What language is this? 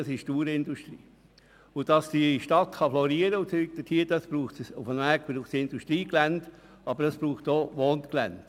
Swiss German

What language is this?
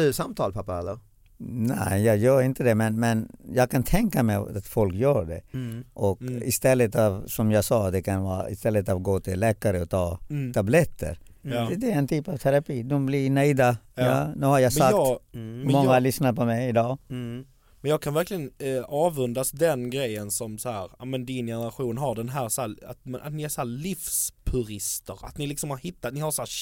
Swedish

